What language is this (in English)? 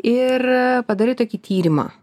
Lithuanian